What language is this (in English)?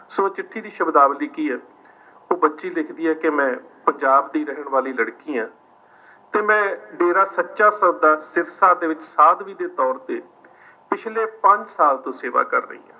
Punjabi